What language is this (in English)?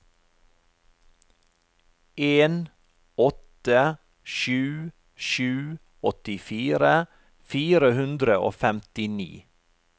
Norwegian